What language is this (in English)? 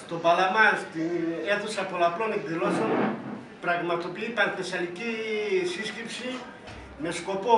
Greek